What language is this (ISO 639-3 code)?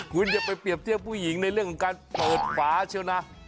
tha